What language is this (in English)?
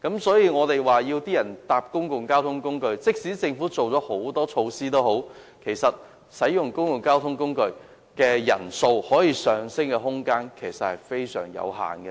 Cantonese